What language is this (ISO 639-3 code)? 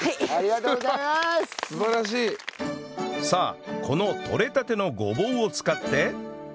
jpn